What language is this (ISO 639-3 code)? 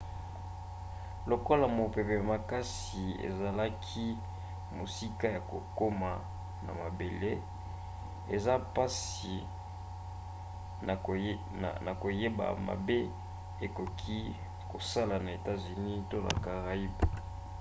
lin